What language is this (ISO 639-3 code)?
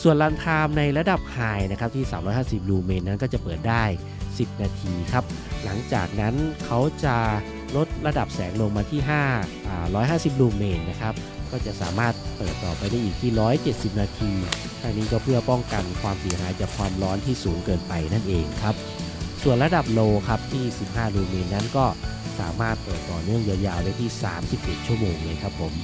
tha